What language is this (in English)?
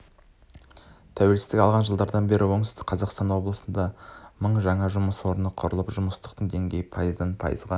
Kazakh